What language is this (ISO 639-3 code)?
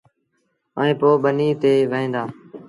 sbn